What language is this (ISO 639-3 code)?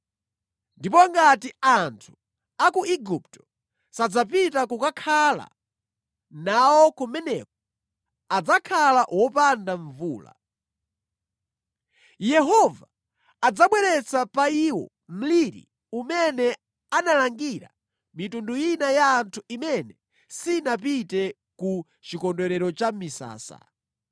nya